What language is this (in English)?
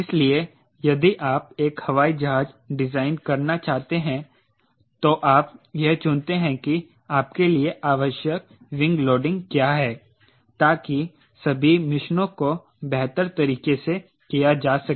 Hindi